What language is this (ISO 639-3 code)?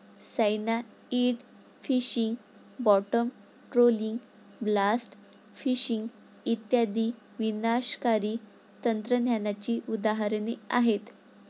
mar